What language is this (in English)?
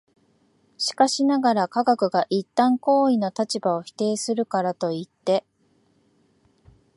Japanese